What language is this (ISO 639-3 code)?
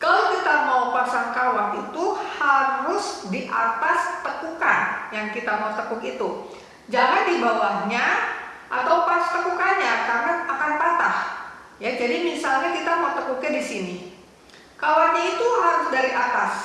ind